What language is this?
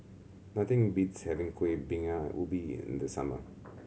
English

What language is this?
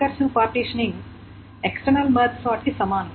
Telugu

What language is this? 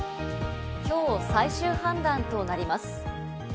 Japanese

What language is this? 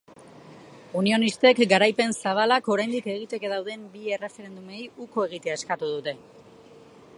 Basque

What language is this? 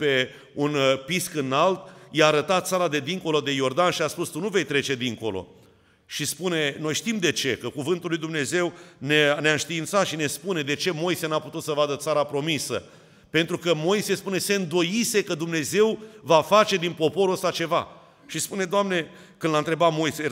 Romanian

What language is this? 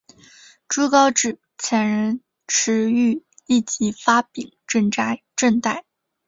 Chinese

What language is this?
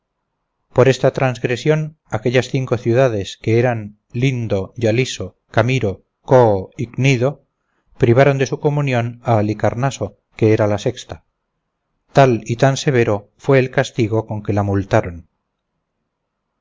Spanish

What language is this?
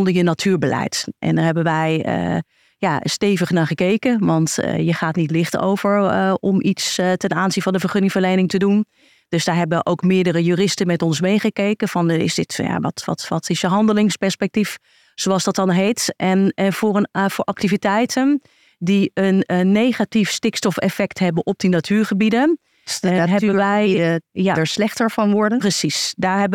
Dutch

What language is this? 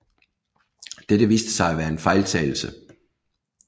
Danish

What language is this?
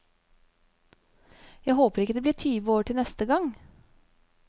Norwegian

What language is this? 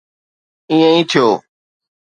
Sindhi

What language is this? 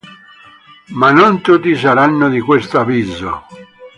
Italian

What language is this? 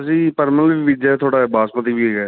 Punjabi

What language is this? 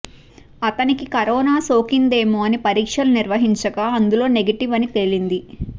Telugu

